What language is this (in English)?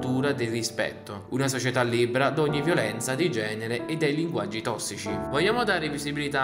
Italian